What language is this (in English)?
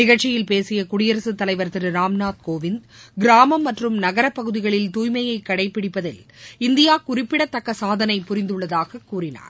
Tamil